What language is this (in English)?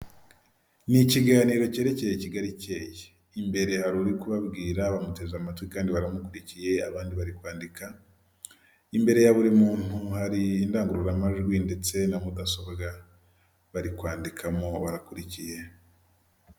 Kinyarwanda